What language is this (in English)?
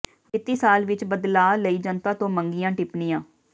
Punjabi